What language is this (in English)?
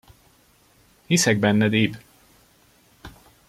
Hungarian